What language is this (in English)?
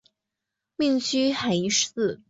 Chinese